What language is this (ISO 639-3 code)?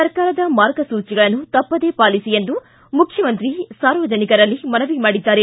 kan